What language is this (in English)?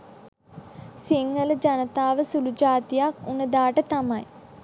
Sinhala